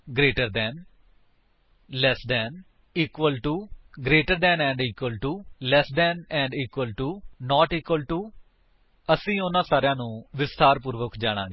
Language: Punjabi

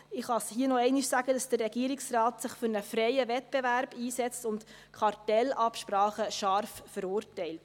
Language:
Swiss German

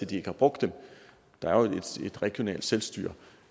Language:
Danish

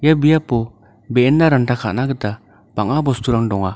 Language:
Garo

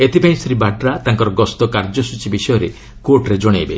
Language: Odia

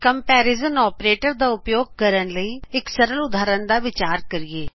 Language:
Punjabi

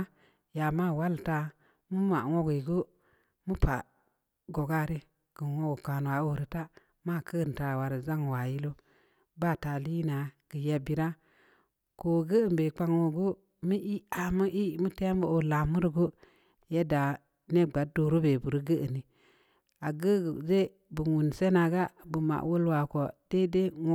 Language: Samba Leko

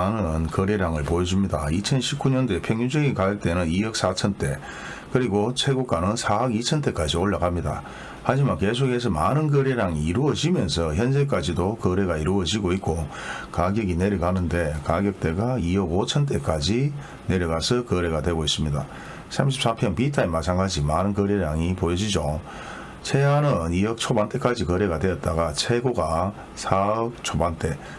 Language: Korean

